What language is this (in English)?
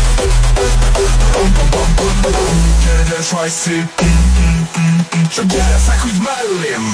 Ukrainian